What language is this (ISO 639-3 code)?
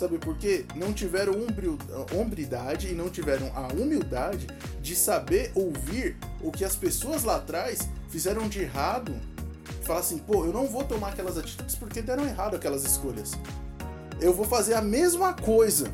por